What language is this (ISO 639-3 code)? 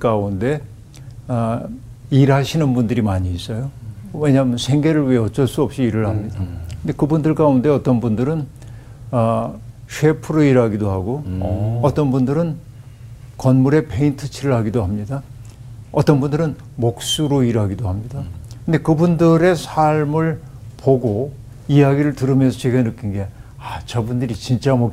kor